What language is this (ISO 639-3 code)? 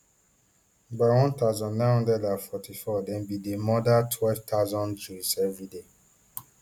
pcm